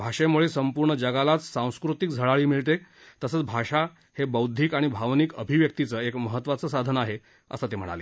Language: Marathi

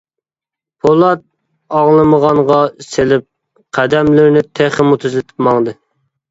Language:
Uyghur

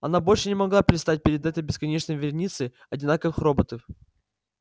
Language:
Russian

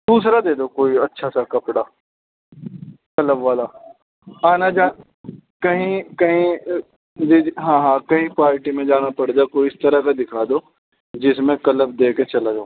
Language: Urdu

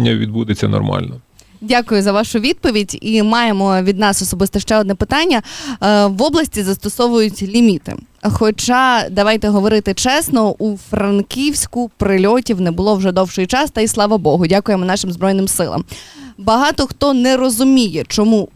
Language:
Ukrainian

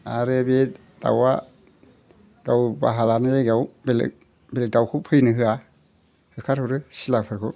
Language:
Bodo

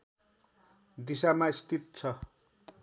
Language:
Nepali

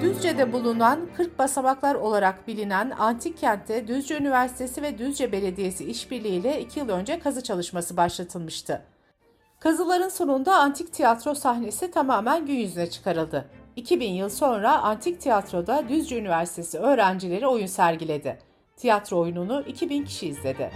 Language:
Turkish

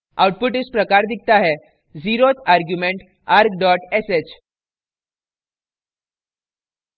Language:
Hindi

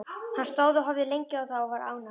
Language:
Icelandic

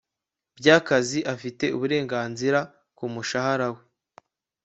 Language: Kinyarwanda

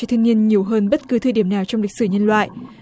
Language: Vietnamese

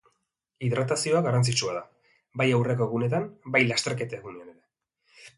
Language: Basque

